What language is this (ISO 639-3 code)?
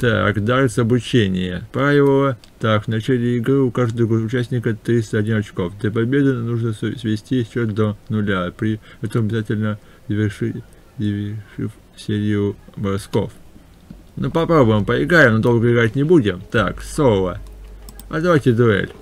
rus